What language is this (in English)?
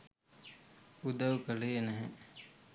Sinhala